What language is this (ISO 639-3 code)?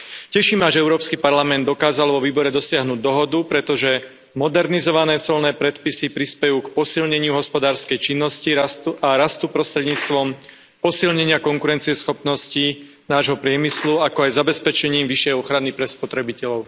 slk